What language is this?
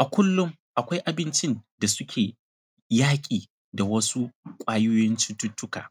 Hausa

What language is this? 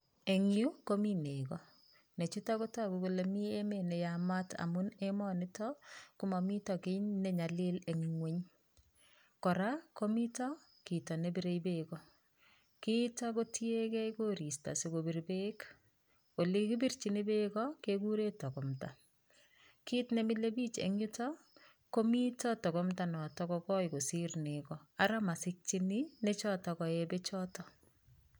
Kalenjin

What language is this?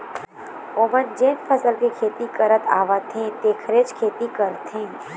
Chhattisgarhi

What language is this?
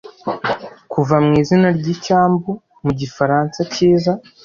Kinyarwanda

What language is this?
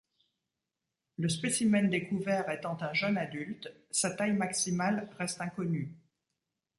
French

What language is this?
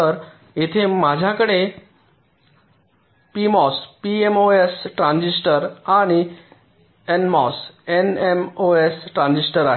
Marathi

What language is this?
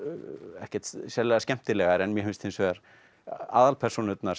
Icelandic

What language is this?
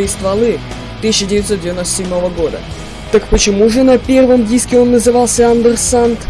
Russian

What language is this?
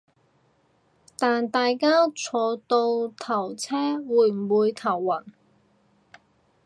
Cantonese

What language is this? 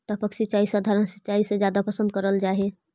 Magahi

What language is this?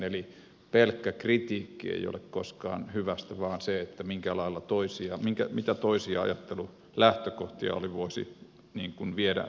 Finnish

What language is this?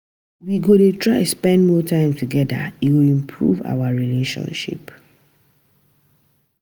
Nigerian Pidgin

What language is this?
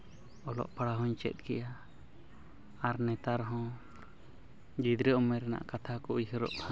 Santali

